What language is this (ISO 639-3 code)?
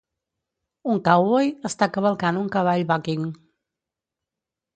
cat